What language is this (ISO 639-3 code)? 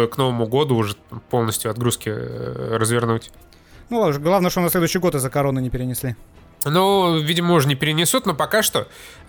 rus